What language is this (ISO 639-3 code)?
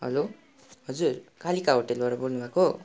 nep